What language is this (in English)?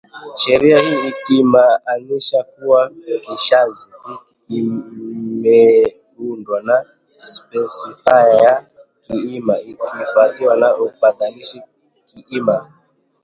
Swahili